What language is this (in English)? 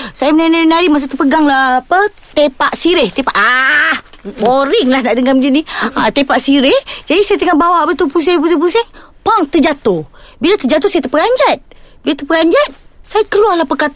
Malay